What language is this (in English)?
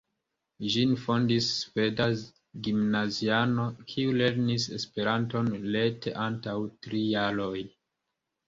Esperanto